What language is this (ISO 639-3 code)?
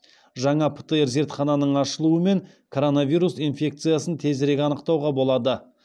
kaz